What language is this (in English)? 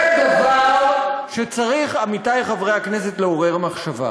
Hebrew